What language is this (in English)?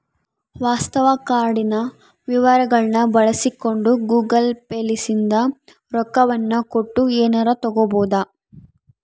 Kannada